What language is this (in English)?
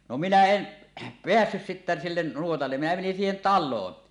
Finnish